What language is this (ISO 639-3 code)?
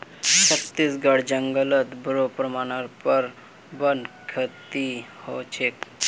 mag